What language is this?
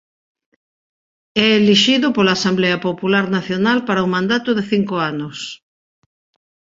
Galician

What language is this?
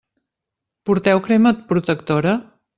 Catalan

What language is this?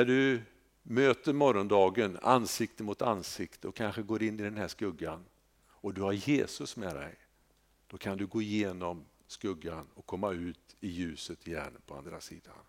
Swedish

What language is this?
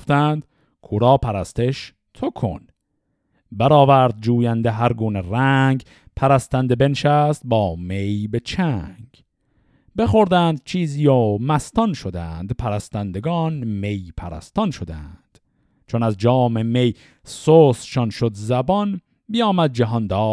Persian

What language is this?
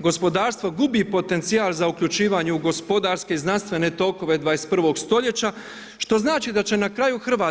Croatian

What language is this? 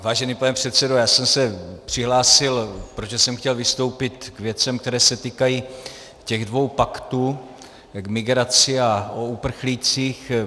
Czech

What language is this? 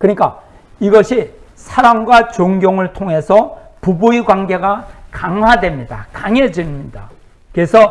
Korean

